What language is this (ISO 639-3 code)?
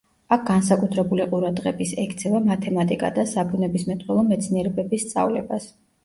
kat